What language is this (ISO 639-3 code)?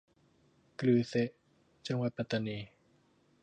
tha